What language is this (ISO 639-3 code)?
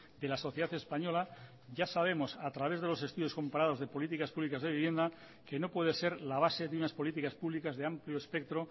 spa